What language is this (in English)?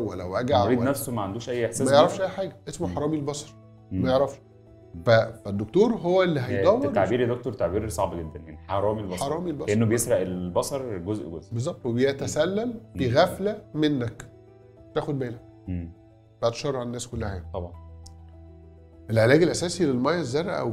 Arabic